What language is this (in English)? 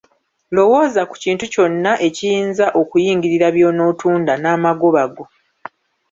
Ganda